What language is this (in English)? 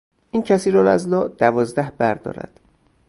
Persian